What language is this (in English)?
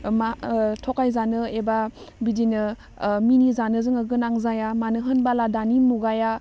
Bodo